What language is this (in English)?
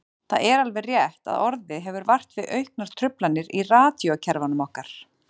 Icelandic